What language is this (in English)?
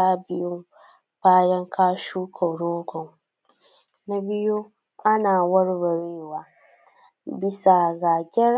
Hausa